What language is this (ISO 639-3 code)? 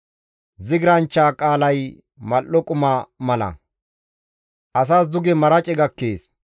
gmv